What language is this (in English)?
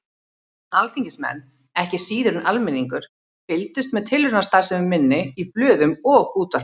Icelandic